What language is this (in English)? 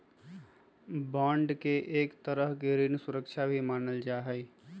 Magahi